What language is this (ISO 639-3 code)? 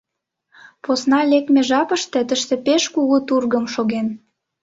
chm